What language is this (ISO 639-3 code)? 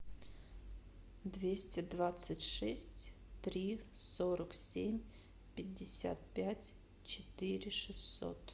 rus